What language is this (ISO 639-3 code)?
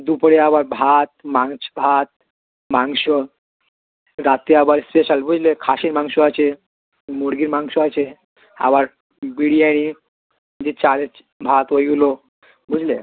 ben